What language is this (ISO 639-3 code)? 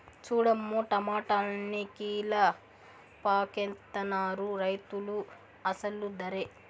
tel